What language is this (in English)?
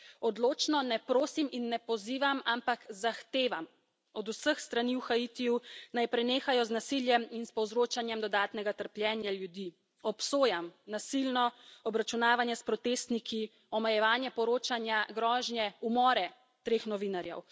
Slovenian